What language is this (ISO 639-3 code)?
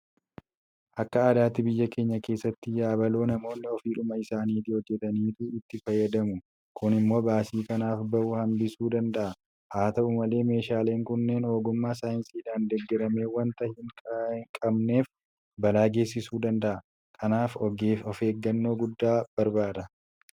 orm